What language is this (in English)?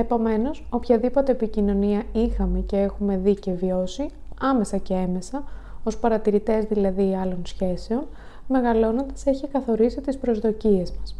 Greek